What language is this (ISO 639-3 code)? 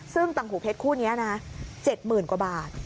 tha